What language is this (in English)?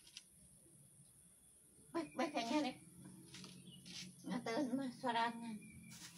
Indonesian